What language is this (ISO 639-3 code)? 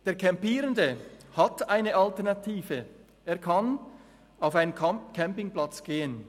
gsw